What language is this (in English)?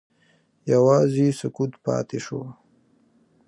Pashto